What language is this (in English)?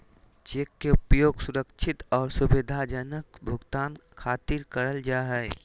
Magahi